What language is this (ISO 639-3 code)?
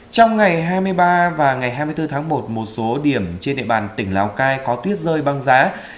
vie